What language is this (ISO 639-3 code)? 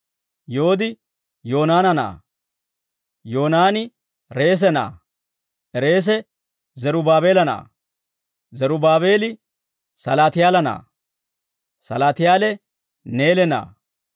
dwr